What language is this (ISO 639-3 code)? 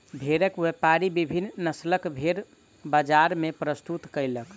mai